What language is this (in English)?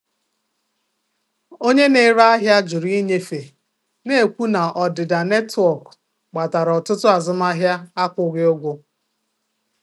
Igbo